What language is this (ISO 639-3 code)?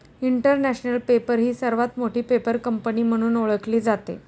mar